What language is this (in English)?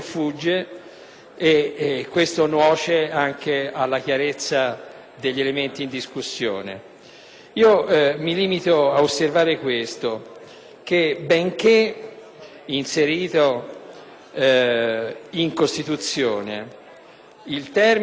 Italian